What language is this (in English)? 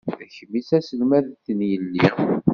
Kabyle